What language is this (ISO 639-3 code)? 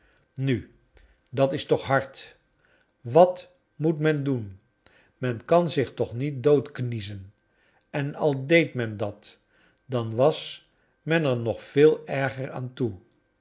nld